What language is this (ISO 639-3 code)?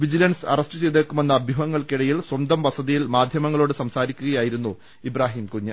mal